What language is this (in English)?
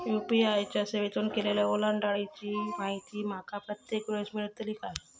Marathi